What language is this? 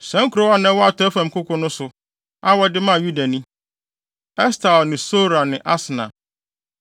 Akan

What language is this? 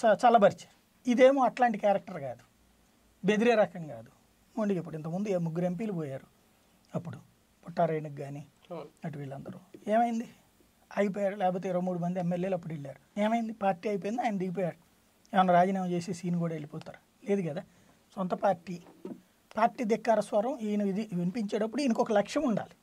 Telugu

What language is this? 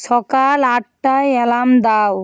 Bangla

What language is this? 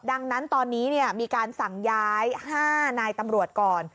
Thai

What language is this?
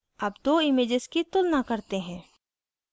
Hindi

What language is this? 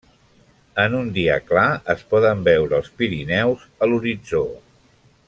Catalan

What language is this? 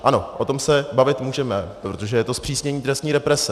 Czech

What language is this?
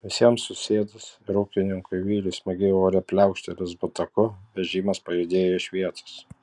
Lithuanian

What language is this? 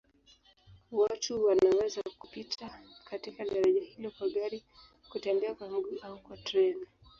Swahili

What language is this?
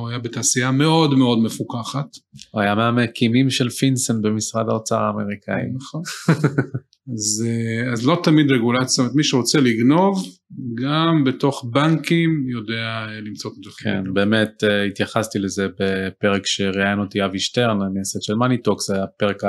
Hebrew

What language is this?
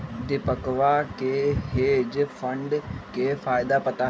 Magahi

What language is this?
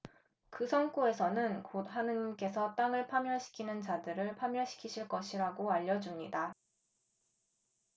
Korean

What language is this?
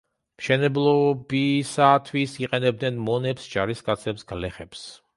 Georgian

